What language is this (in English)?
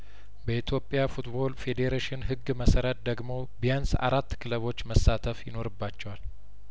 Amharic